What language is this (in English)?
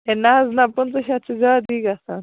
Kashmiri